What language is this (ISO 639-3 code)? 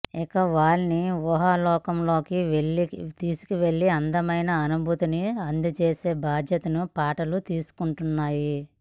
tel